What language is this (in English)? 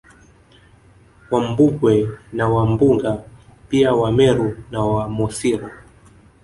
Swahili